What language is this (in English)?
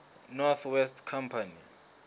Southern Sotho